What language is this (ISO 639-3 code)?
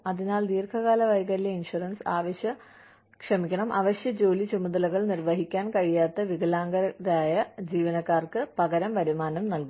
mal